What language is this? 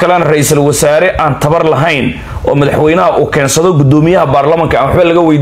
Arabic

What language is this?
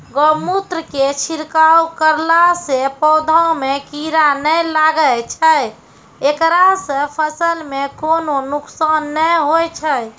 Maithili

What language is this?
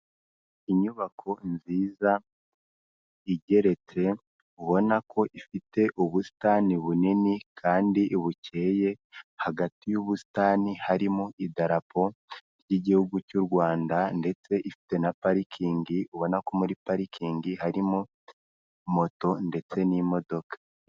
Kinyarwanda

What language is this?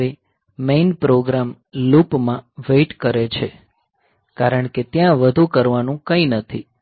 Gujarati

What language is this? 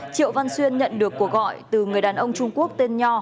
Vietnamese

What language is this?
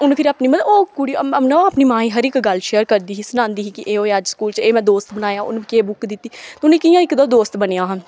Dogri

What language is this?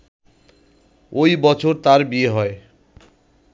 Bangla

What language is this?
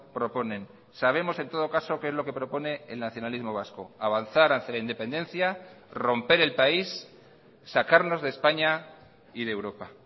Spanish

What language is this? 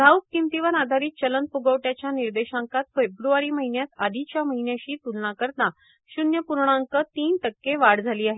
Marathi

